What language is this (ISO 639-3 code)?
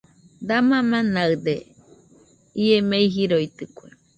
hux